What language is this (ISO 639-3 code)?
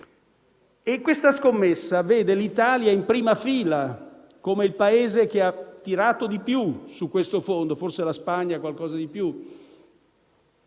ita